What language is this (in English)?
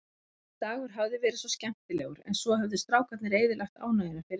Icelandic